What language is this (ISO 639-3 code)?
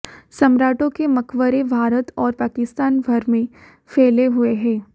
hin